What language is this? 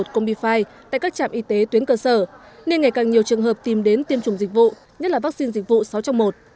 Vietnamese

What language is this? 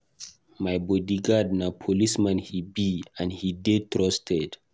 Nigerian Pidgin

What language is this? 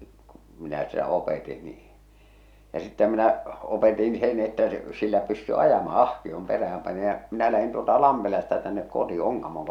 Finnish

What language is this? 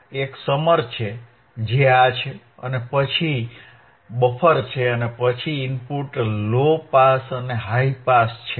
Gujarati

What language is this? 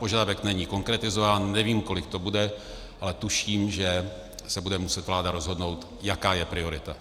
Czech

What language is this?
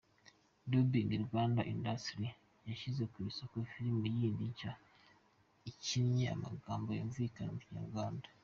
Kinyarwanda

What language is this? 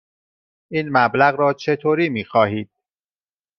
Persian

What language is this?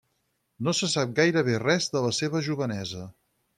Catalan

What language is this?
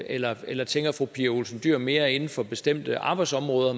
Danish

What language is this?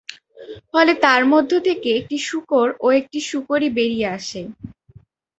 Bangla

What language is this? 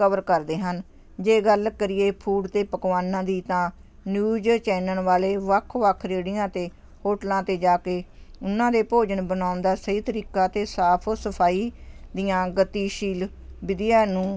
Punjabi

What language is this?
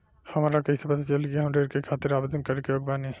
Bhojpuri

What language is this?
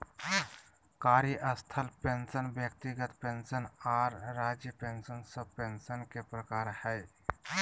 Magahi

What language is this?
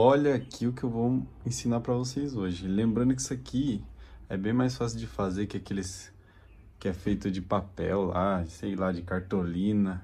Portuguese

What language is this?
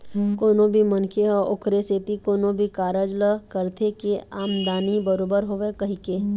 Chhattisgarhi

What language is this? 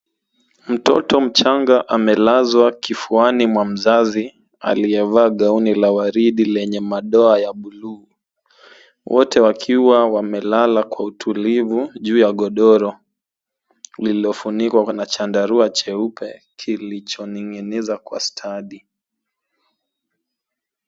Swahili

